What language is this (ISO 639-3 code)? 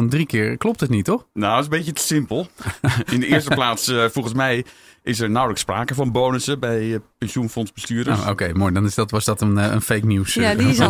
nld